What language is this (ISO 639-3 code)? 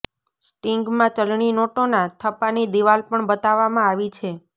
guj